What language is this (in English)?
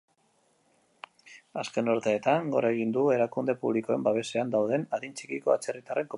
Basque